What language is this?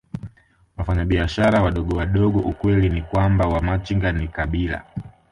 Swahili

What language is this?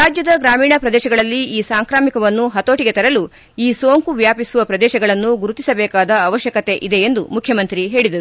Kannada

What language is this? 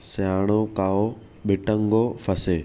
Sindhi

